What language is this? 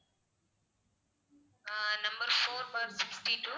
Tamil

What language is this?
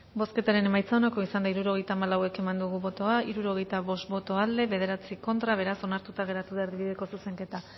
Basque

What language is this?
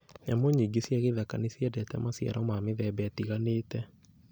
Kikuyu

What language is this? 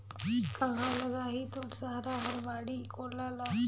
Chhattisgarhi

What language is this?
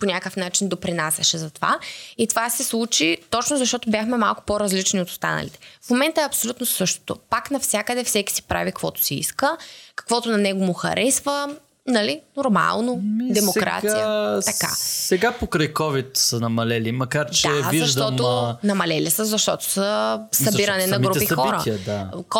Bulgarian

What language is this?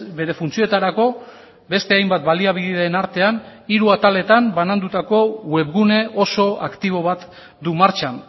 Basque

